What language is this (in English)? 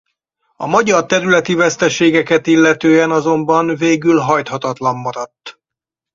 Hungarian